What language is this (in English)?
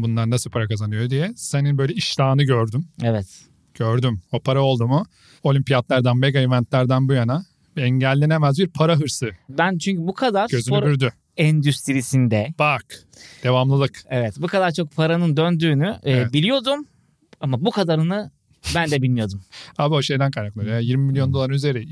Turkish